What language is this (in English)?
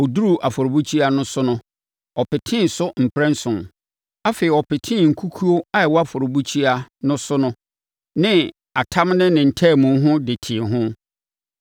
Akan